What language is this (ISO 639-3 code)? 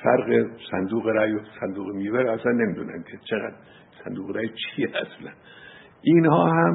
fas